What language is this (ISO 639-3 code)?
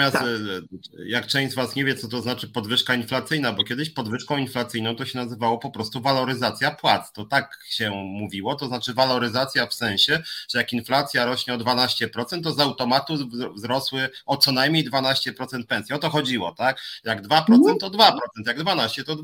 pol